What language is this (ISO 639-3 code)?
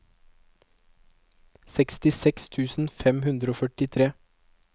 nor